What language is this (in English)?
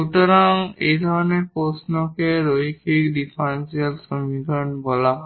Bangla